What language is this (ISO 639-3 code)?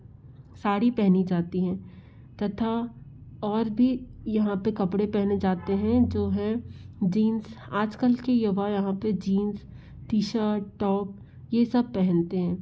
hin